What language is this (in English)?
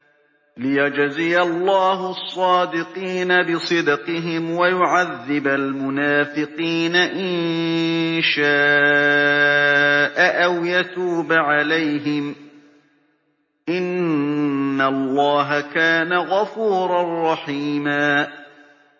Arabic